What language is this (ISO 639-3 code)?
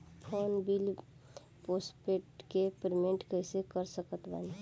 bho